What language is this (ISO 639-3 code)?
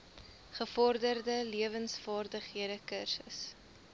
afr